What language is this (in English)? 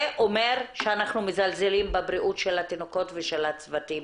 Hebrew